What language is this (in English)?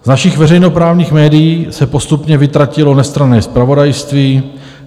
Czech